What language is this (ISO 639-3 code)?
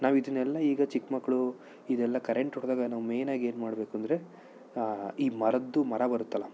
kan